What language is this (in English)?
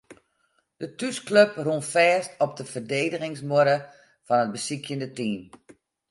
Western Frisian